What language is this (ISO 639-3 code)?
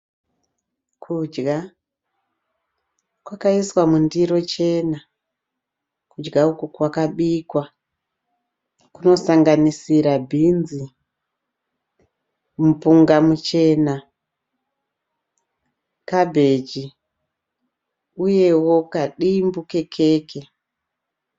sna